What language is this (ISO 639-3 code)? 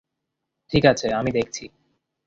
ben